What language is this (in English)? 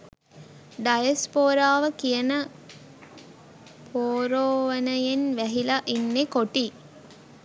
Sinhala